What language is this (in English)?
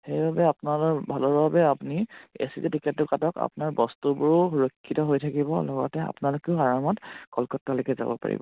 Assamese